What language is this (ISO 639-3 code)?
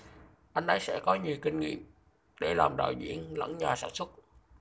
vie